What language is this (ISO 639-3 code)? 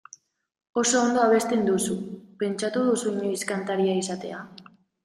eus